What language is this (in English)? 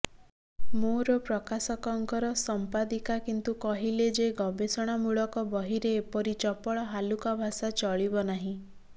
Odia